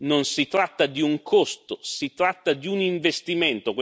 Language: Italian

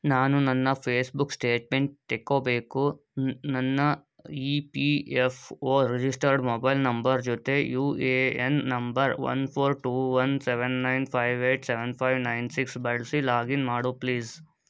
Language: Kannada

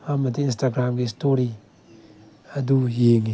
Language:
Manipuri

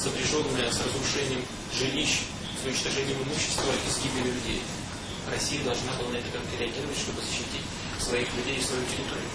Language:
Russian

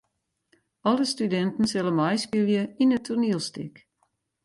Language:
Western Frisian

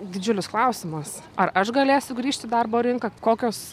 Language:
Lithuanian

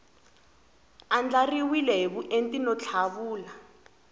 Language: Tsonga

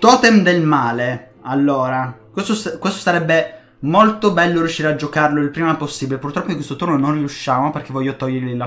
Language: Italian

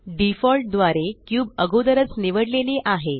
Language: Marathi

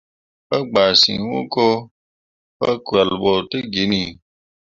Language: Mundang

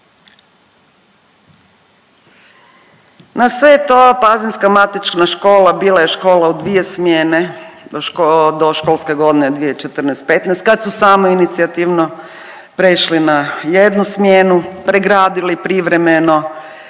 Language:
Croatian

